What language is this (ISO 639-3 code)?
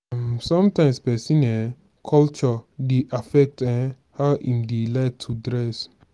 pcm